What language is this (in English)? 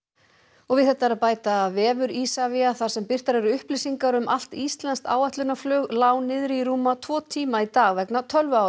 Icelandic